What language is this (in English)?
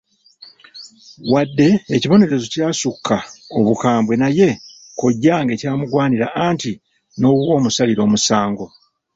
Ganda